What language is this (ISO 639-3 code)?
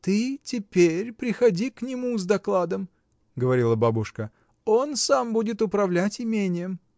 rus